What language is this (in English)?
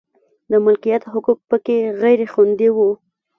Pashto